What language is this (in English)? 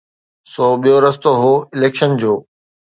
Sindhi